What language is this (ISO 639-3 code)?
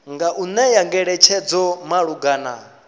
ven